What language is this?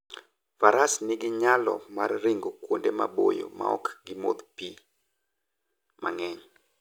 Luo (Kenya and Tanzania)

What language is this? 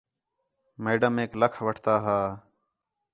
Khetrani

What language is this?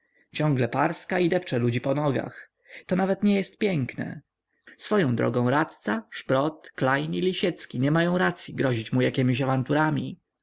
Polish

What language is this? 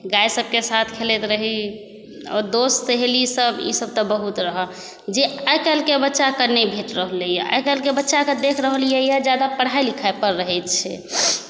Maithili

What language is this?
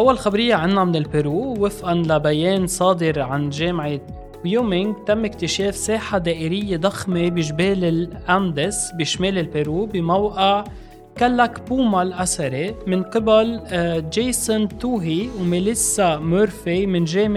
Arabic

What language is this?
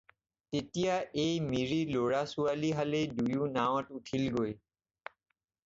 Assamese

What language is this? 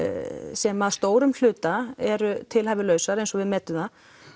Icelandic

